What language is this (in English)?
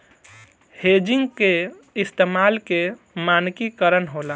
Bhojpuri